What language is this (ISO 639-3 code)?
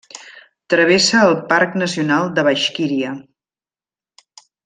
cat